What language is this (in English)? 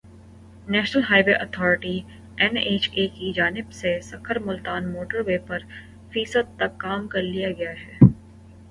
Urdu